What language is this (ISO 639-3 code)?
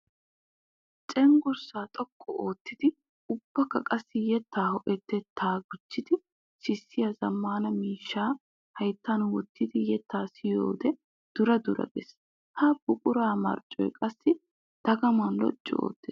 wal